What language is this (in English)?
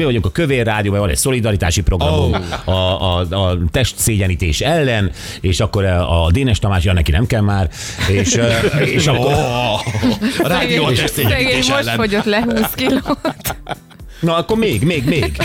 Hungarian